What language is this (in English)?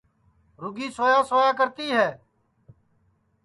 Sansi